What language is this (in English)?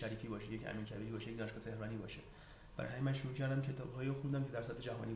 Persian